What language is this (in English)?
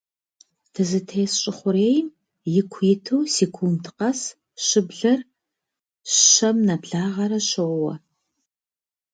Kabardian